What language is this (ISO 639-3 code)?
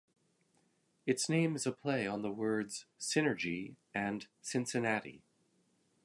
eng